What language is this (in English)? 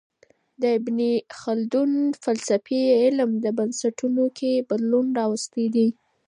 Pashto